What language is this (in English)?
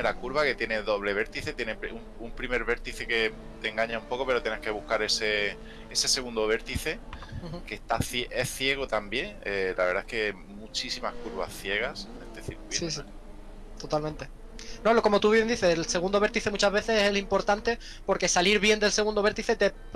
Spanish